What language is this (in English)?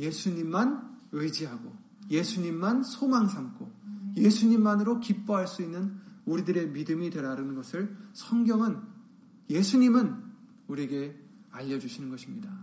Korean